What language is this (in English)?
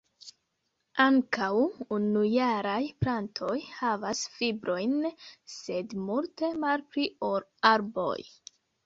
Esperanto